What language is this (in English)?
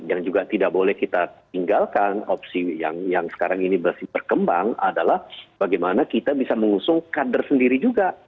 Indonesian